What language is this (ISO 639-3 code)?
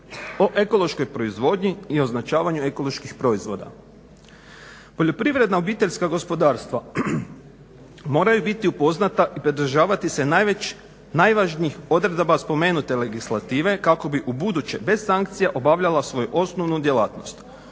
hrv